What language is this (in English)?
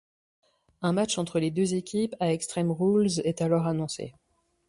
French